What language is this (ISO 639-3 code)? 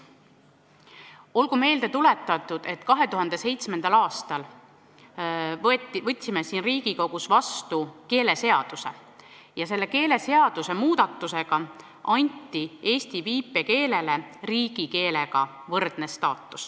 est